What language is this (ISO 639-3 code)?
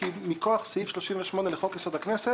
heb